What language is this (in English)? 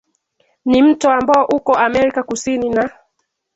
Swahili